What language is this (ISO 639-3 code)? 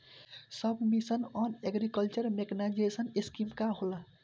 bho